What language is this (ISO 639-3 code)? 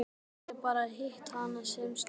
isl